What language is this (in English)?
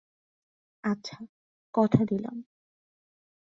Bangla